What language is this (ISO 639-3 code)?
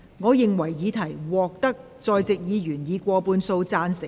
yue